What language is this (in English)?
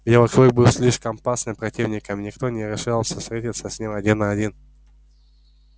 Russian